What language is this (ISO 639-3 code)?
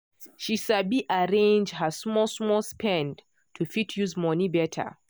pcm